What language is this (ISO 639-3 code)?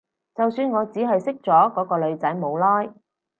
yue